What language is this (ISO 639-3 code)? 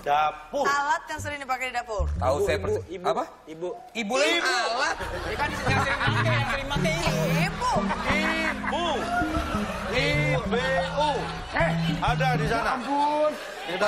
ind